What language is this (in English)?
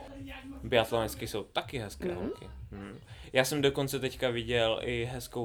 Czech